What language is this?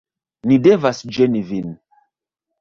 Esperanto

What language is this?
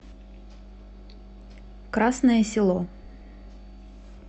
Russian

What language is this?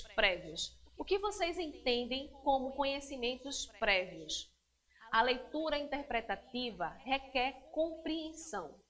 Portuguese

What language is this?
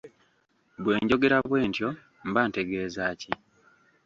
Ganda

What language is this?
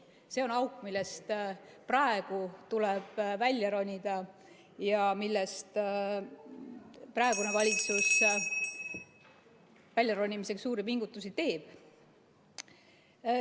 Estonian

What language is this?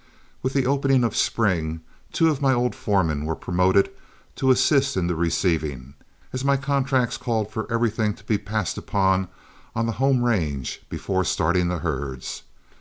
English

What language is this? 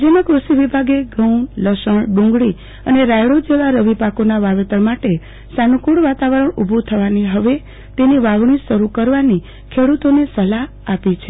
Gujarati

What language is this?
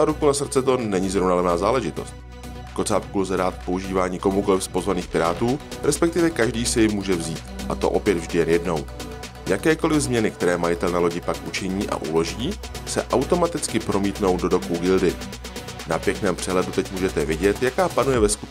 Czech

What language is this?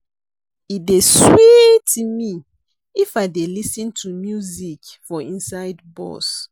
Nigerian Pidgin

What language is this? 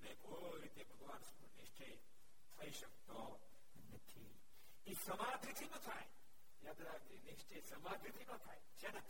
Gujarati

